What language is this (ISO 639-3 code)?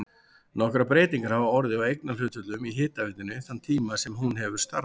isl